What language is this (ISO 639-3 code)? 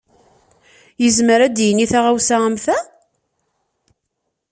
kab